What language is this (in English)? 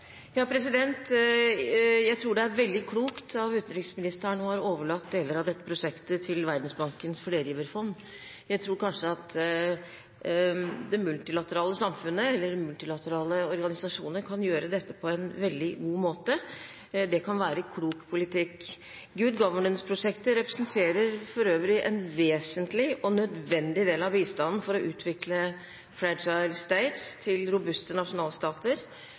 Norwegian Bokmål